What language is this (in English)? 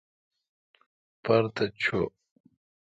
Kalkoti